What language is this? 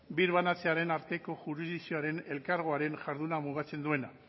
Basque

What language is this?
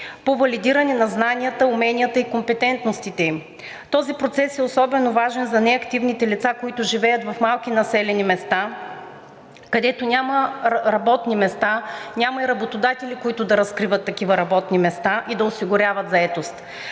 Bulgarian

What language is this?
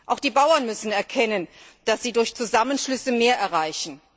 German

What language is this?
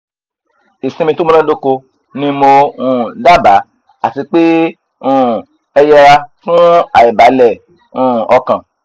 Yoruba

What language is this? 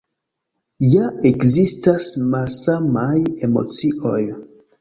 Esperanto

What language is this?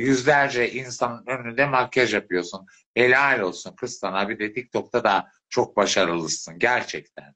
Turkish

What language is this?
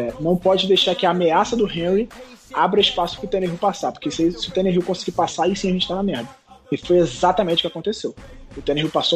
Portuguese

